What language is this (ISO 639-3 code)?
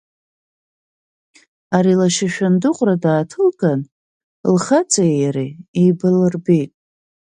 abk